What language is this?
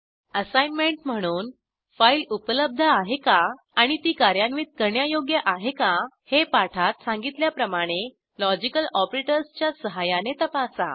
Marathi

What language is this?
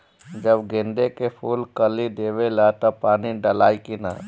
Bhojpuri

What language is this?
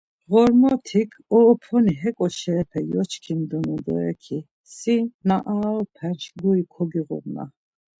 Laz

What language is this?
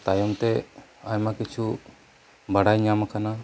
Santali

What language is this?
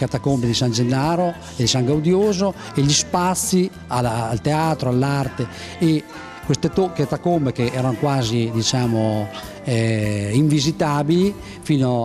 Italian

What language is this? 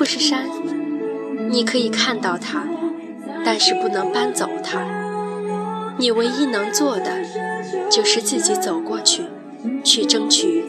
Chinese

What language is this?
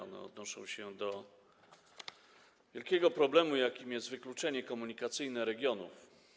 Polish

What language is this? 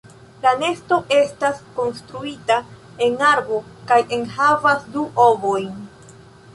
Esperanto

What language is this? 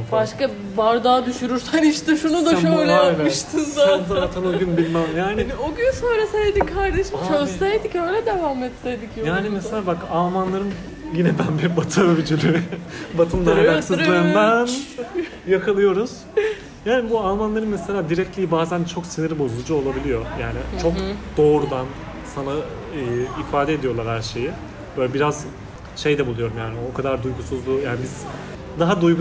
Turkish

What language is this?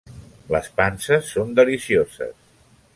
Catalan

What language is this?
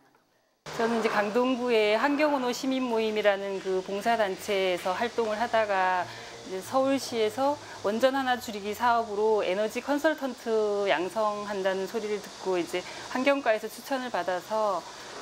Korean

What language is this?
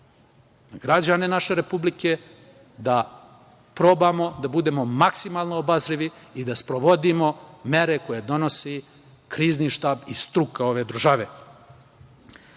Serbian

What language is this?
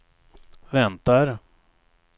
Swedish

